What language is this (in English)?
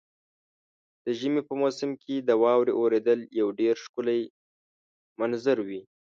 Pashto